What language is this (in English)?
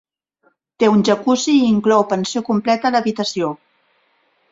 Catalan